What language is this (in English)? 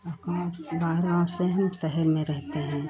Hindi